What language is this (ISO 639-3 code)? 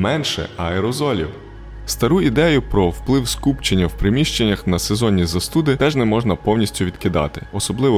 ukr